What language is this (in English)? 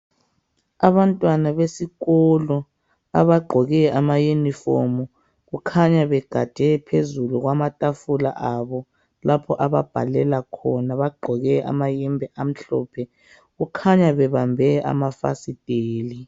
North Ndebele